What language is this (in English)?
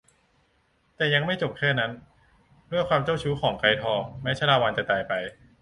Thai